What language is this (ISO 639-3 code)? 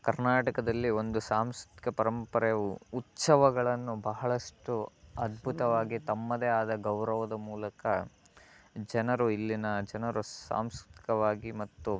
kan